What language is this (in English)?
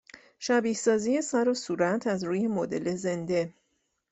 Persian